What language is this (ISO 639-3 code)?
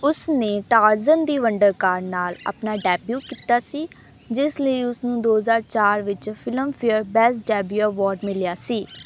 pan